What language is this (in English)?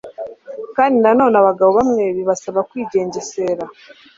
Kinyarwanda